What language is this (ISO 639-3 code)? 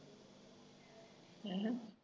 pan